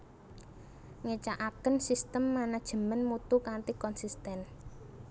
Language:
Javanese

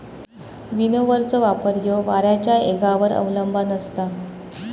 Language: Marathi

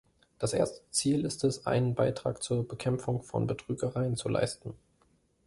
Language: German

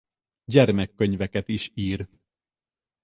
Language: Hungarian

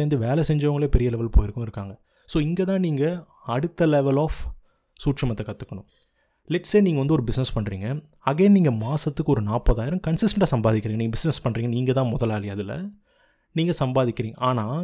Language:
Tamil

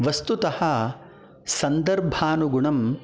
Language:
Sanskrit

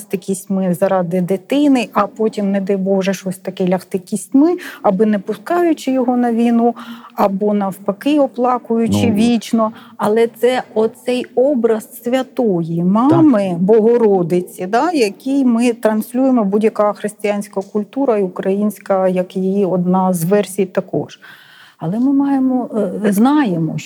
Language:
Ukrainian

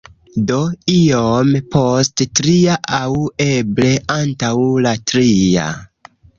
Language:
Esperanto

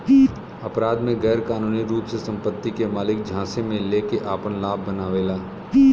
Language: Bhojpuri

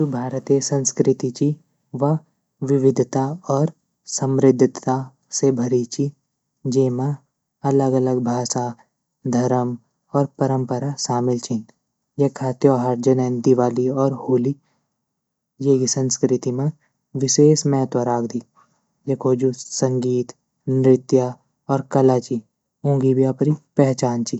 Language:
Garhwali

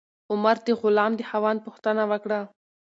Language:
Pashto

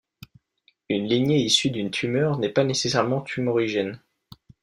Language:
French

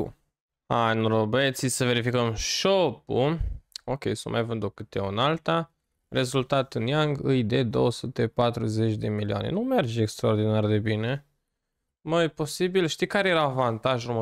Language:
Romanian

